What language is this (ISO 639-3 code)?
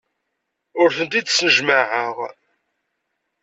kab